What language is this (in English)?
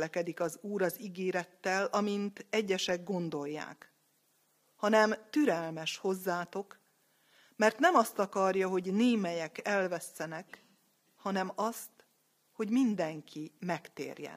Hungarian